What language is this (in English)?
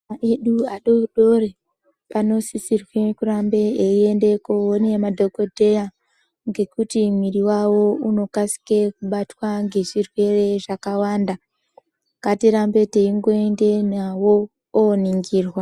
Ndau